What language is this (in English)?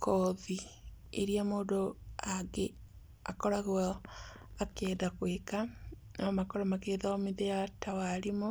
Kikuyu